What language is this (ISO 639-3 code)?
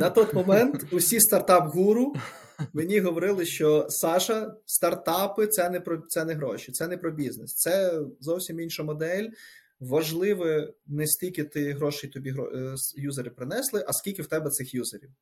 ukr